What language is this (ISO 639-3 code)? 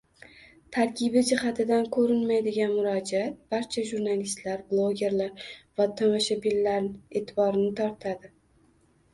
uzb